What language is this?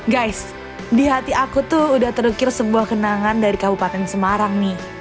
Indonesian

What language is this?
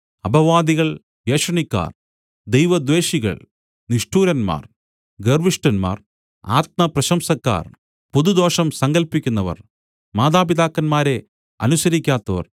Malayalam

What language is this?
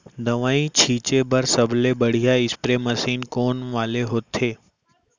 Chhattisgarhi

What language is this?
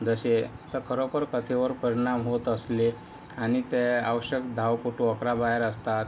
Marathi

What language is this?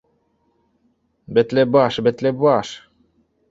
Bashkir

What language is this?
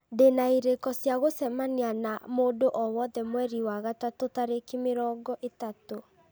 Kikuyu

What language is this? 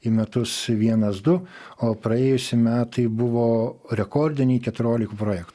Lithuanian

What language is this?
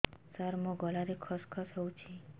Odia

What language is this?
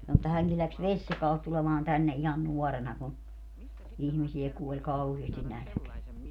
Finnish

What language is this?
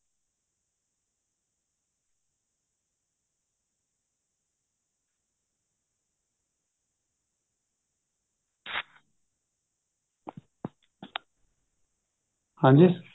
Punjabi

